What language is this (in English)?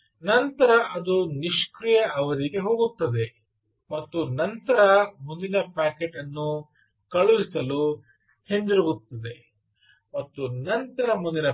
Kannada